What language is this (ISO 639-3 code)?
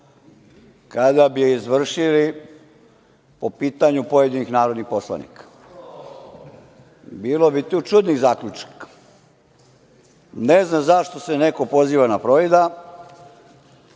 srp